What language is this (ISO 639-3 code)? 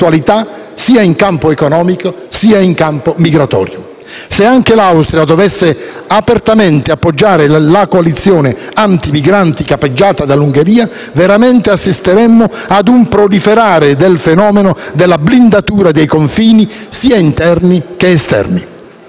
ita